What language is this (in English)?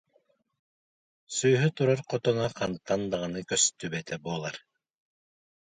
Yakut